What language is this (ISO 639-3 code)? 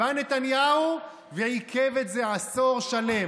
heb